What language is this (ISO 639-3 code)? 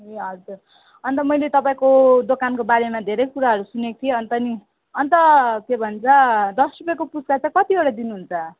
nep